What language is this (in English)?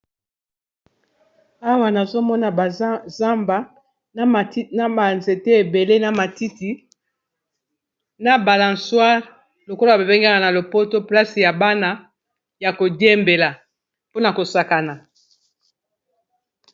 Lingala